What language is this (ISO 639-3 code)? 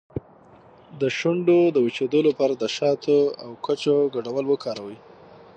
pus